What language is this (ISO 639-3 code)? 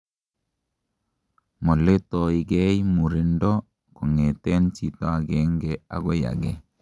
kln